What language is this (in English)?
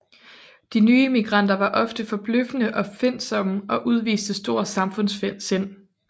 Danish